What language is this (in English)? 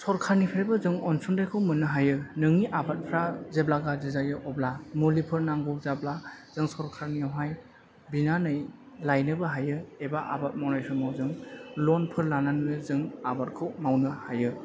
Bodo